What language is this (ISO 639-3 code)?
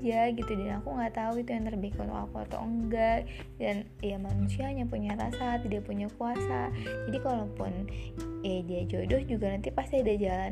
ind